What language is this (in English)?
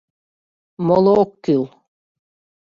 Mari